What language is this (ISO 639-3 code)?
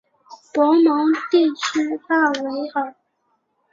zho